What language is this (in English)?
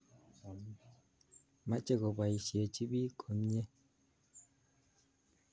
Kalenjin